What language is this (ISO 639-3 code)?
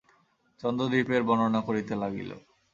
ben